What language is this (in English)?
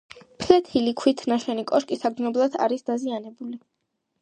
Georgian